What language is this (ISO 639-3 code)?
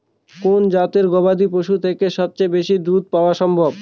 ben